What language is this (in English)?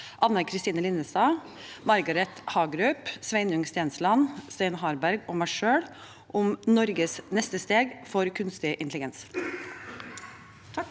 Norwegian